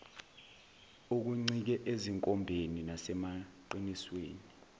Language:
Zulu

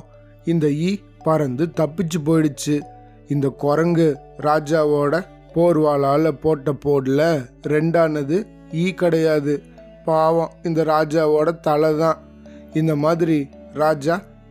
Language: Tamil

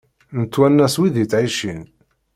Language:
Kabyle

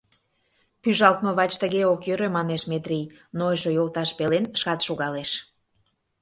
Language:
Mari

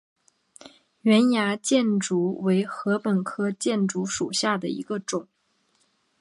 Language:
Chinese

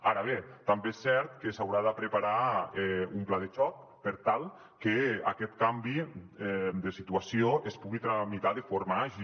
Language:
Catalan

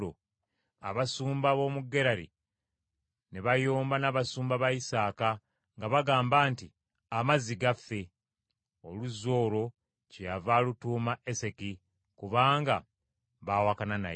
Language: Ganda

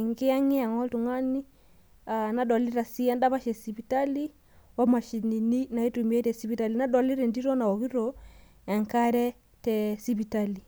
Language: Masai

